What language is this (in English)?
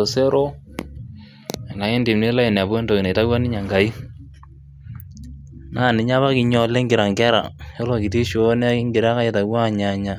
Masai